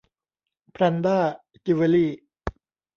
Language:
Thai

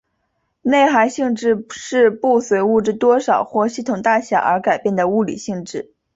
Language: Chinese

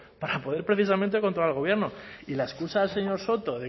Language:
Spanish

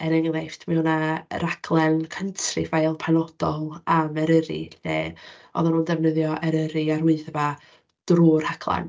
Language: Welsh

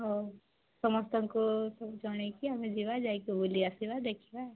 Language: Odia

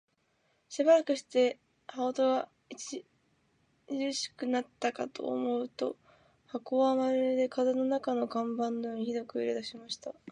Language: Japanese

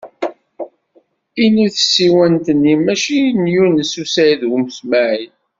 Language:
Kabyle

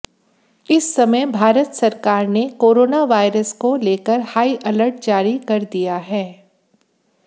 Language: Hindi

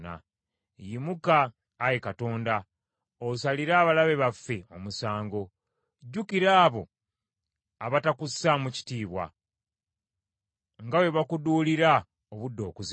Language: Ganda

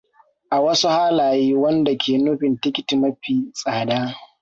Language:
Hausa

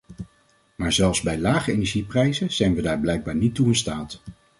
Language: Dutch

